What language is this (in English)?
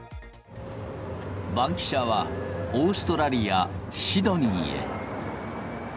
Japanese